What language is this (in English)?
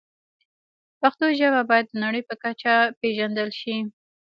Pashto